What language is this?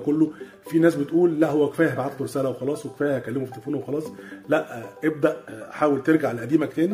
Arabic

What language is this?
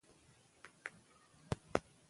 Pashto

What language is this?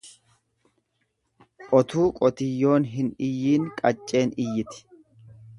Oromo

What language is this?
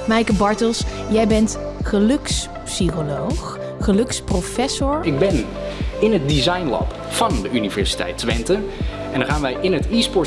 Dutch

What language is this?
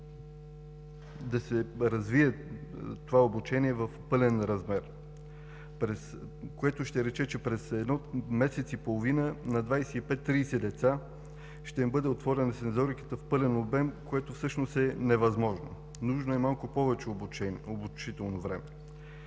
Bulgarian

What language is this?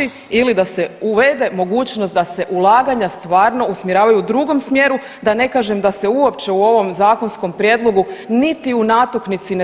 Croatian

